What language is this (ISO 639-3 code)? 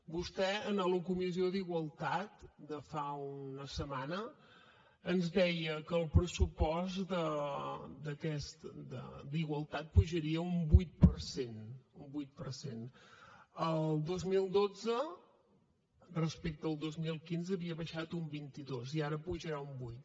cat